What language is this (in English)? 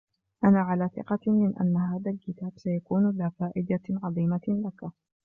Arabic